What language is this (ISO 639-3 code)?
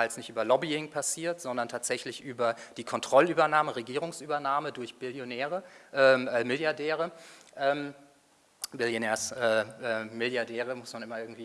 deu